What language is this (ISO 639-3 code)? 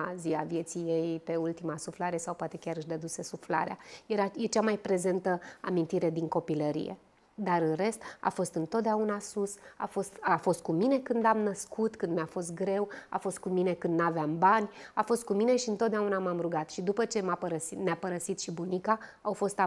ron